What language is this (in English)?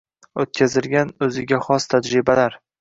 Uzbek